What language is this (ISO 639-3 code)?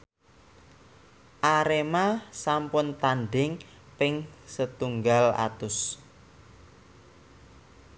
jav